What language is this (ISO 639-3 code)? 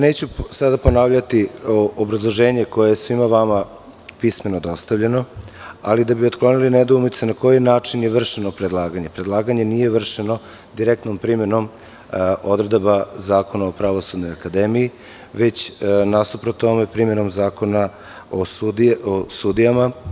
srp